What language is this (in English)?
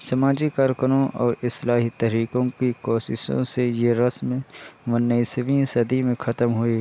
Urdu